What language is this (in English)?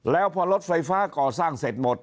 Thai